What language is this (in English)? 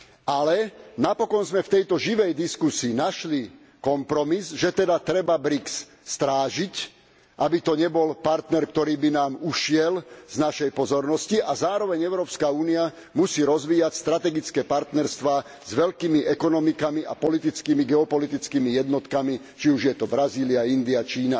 Slovak